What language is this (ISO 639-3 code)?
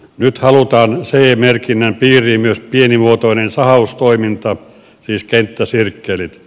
fin